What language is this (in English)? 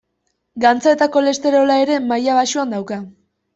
Basque